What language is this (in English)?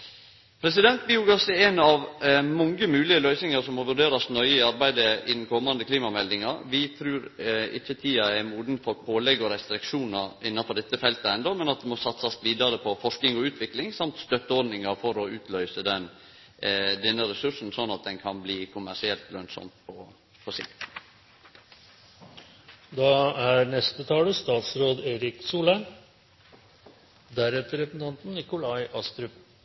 Norwegian